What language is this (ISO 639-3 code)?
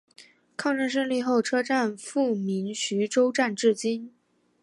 zho